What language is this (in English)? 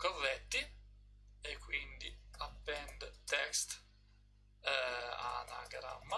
Italian